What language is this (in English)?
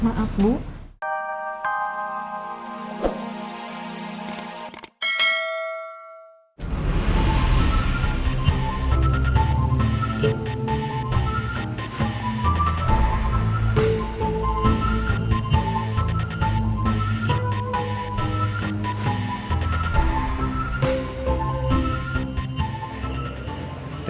Indonesian